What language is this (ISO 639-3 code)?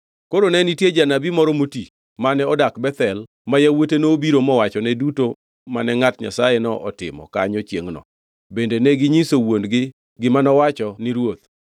luo